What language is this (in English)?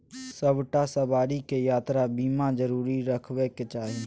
Maithili